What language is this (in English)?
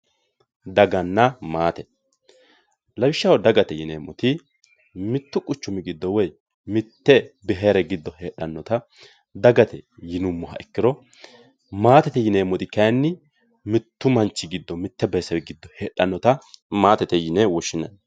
Sidamo